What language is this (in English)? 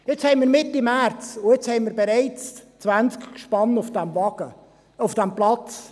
Swiss German